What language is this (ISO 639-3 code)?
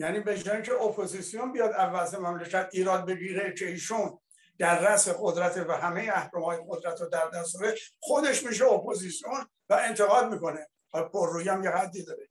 fas